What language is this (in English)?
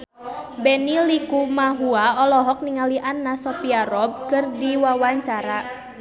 Sundanese